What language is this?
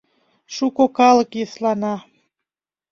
Mari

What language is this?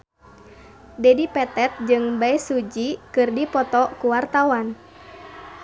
Sundanese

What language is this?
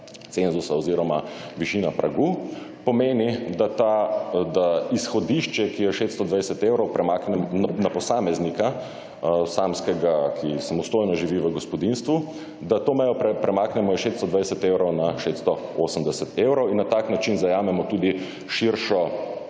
Slovenian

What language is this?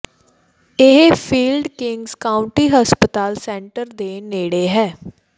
Punjabi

